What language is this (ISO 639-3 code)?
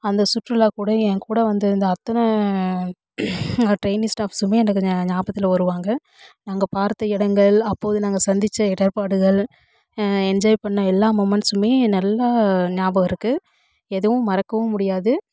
tam